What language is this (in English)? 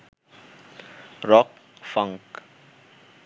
Bangla